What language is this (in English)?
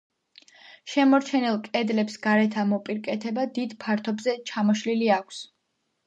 Georgian